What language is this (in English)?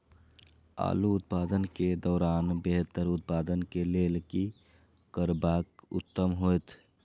Maithili